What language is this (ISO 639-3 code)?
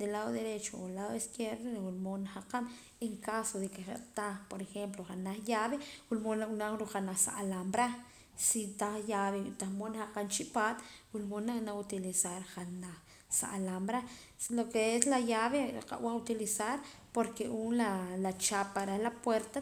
poc